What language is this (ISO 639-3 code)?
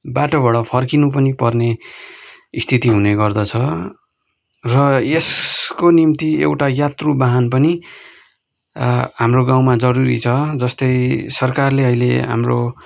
nep